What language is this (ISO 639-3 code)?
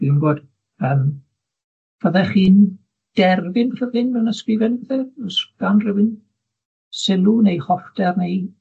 cym